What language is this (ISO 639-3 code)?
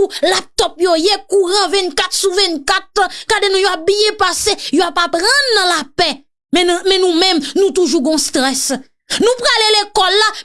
fra